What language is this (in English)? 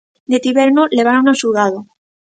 Galician